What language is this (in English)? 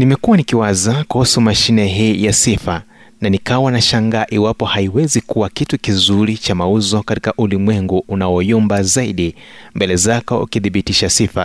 Swahili